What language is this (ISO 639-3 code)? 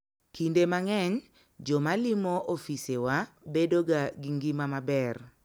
luo